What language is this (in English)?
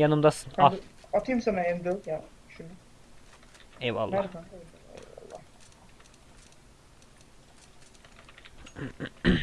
Turkish